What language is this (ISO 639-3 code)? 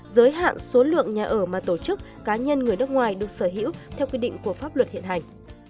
vie